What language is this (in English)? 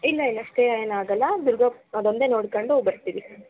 Kannada